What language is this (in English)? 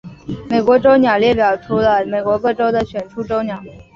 Chinese